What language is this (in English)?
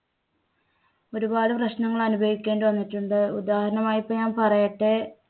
Malayalam